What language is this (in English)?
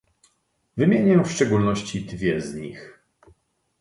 Polish